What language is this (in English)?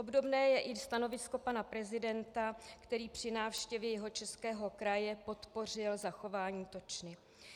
Czech